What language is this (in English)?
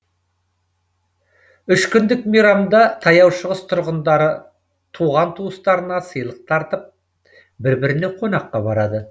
Kazakh